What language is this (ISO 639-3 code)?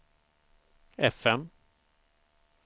swe